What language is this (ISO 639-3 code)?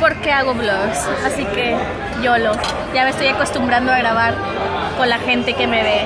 spa